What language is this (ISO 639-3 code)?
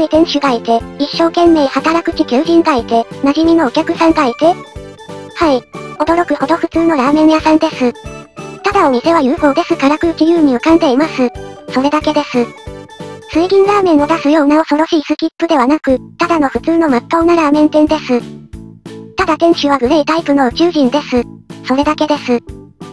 jpn